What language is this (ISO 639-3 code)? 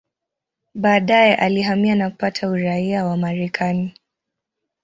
swa